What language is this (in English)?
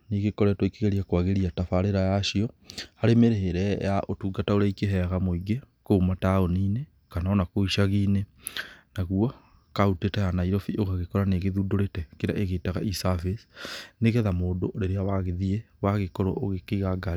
Kikuyu